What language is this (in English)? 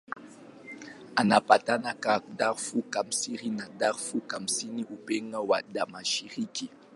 Swahili